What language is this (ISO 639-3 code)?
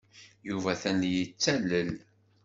kab